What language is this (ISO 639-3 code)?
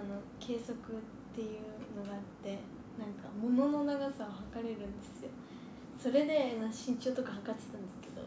jpn